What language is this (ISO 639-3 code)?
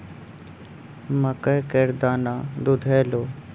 mai